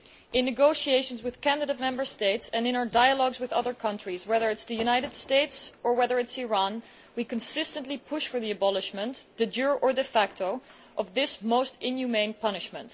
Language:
English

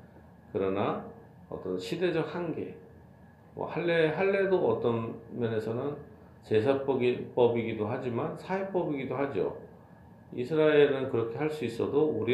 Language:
Korean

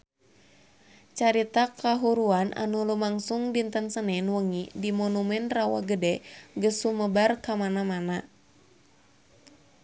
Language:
Sundanese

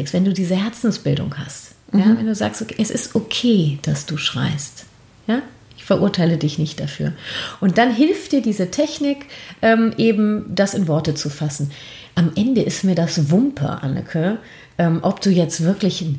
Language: German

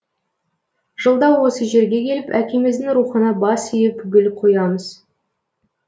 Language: Kazakh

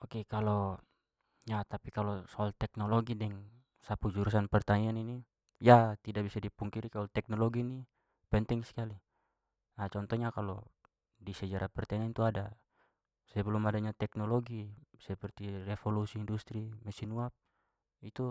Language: Papuan Malay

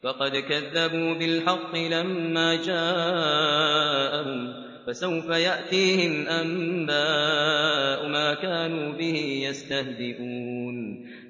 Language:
Arabic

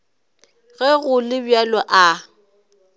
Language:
Northern Sotho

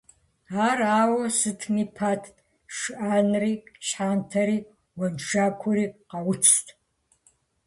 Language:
Kabardian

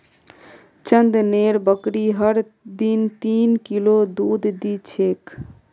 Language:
Magahi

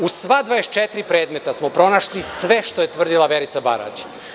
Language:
Serbian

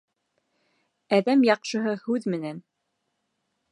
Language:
Bashkir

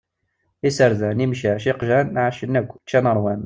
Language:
Kabyle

